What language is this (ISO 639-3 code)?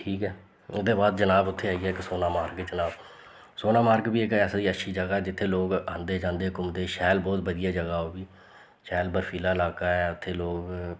doi